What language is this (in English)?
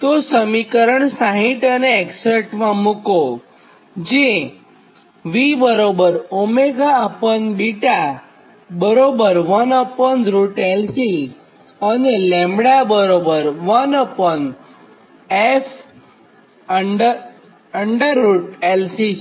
Gujarati